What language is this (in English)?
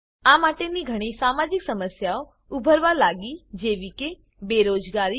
Gujarati